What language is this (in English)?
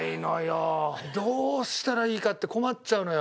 Japanese